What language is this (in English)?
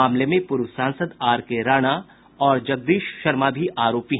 Hindi